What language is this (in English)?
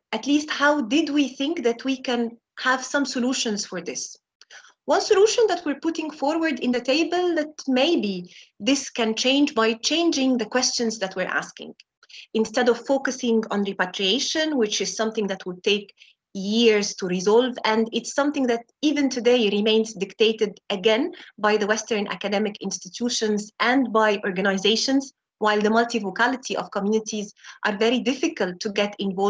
English